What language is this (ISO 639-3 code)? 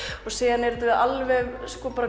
isl